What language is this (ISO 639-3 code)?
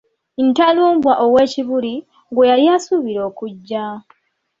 lug